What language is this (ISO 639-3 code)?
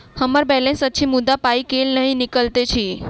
mai